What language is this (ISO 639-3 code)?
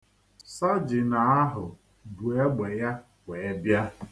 ibo